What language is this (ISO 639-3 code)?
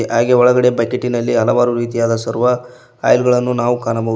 kan